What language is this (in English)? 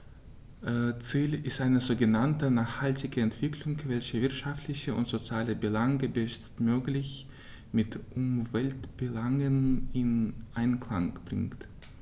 German